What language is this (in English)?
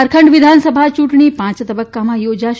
Gujarati